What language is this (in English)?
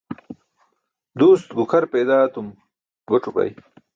Burushaski